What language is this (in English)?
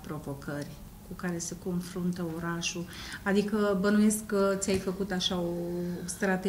Romanian